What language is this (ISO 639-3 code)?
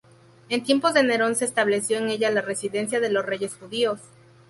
spa